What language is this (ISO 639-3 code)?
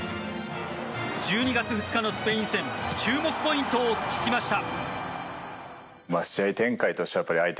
jpn